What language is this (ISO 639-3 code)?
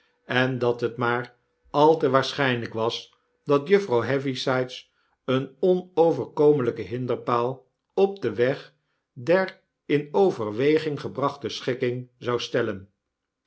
nld